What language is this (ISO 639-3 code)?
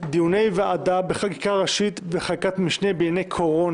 heb